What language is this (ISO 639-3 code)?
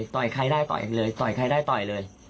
tha